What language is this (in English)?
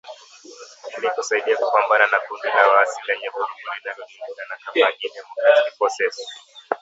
Swahili